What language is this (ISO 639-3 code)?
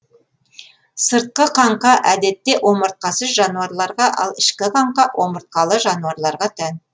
kaz